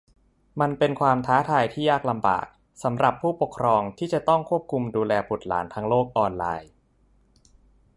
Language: Thai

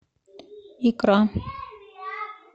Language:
Russian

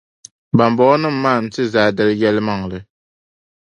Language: Dagbani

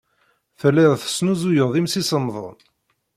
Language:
Kabyle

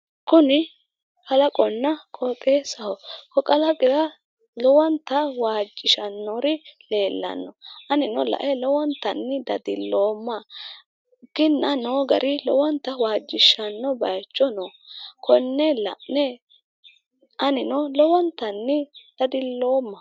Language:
Sidamo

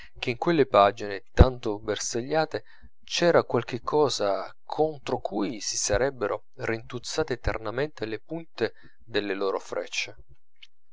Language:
Italian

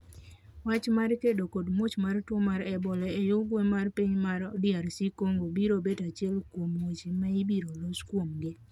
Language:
Luo (Kenya and Tanzania)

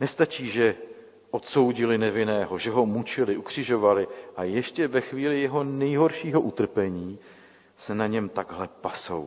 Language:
Czech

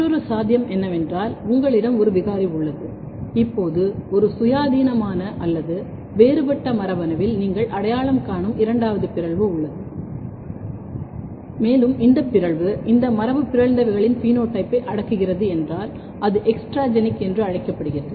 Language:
Tamil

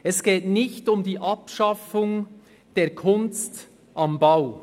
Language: Swiss German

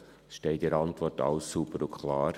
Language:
Swiss German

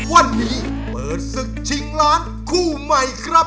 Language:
Thai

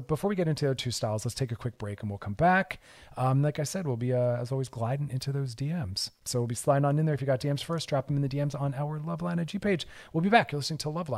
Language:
English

